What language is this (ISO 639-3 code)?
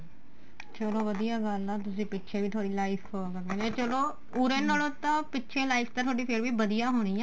pan